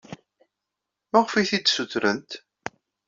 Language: Kabyle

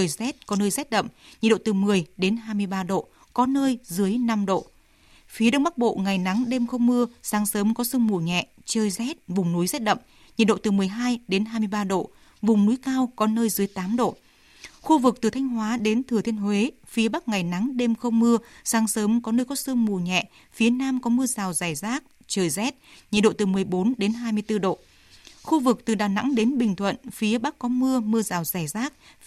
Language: Vietnamese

